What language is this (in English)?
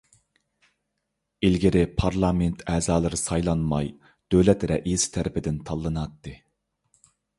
Uyghur